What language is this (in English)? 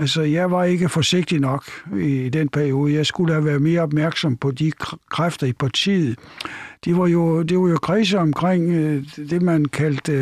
Danish